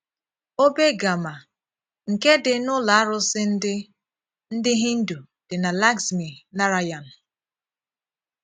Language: Igbo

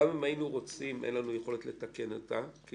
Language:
Hebrew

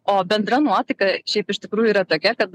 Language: Lithuanian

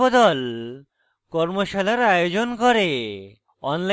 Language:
Bangla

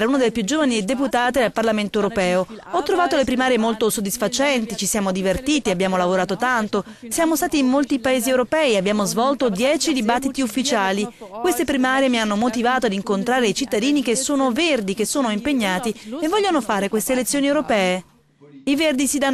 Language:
Italian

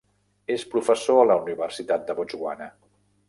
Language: Catalan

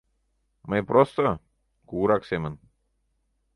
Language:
Mari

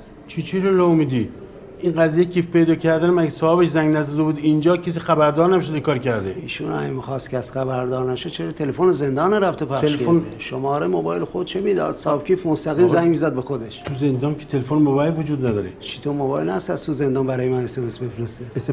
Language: Persian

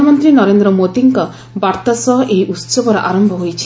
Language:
Odia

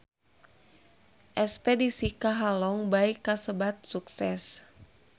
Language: Sundanese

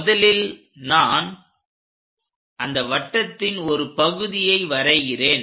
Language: Tamil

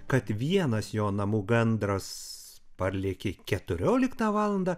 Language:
Lithuanian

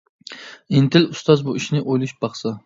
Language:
Uyghur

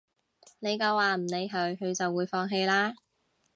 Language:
Cantonese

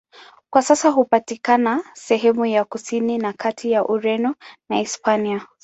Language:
Swahili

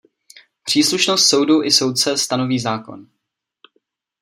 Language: Czech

